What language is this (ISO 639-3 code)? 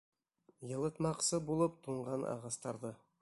bak